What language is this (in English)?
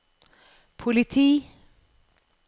Norwegian